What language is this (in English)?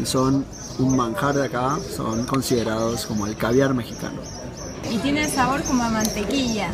Spanish